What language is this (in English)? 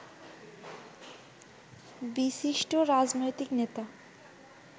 Bangla